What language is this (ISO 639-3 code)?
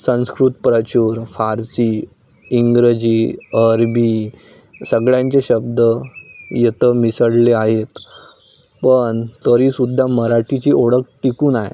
mar